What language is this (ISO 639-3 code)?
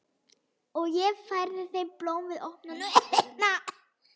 isl